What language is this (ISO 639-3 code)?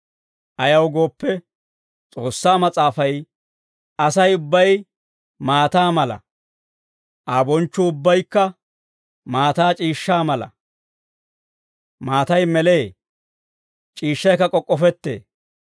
dwr